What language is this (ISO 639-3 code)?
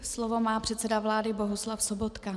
ces